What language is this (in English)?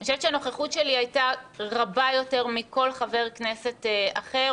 Hebrew